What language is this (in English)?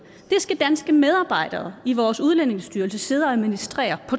Danish